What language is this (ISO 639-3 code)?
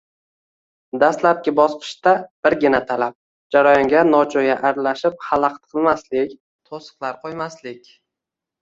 uzb